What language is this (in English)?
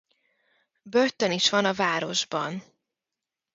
Hungarian